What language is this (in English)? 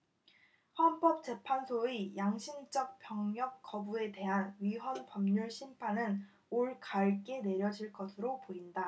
Korean